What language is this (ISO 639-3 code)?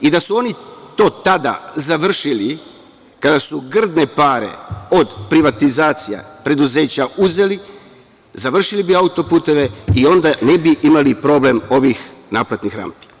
srp